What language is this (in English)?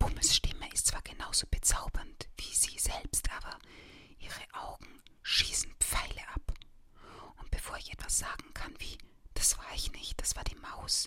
German